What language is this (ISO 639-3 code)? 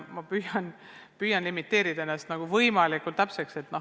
est